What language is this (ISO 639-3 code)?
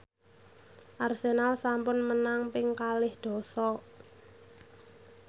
jav